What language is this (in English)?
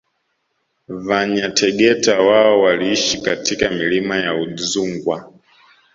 Swahili